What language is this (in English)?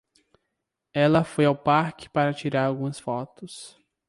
Portuguese